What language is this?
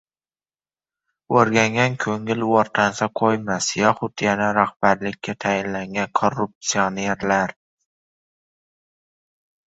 Uzbek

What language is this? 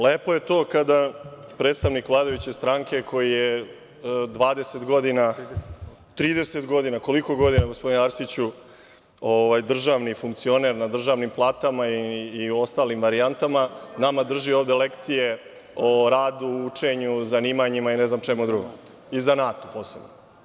Serbian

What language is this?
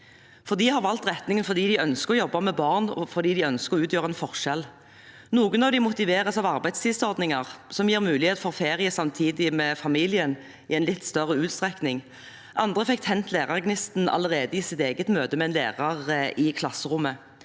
Norwegian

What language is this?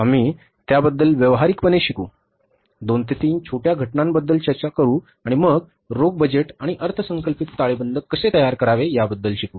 Marathi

